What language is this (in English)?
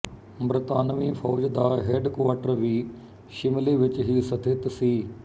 Punjabi